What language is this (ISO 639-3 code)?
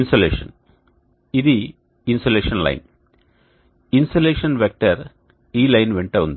tel